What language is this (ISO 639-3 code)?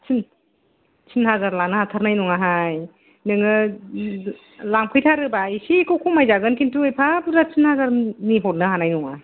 brx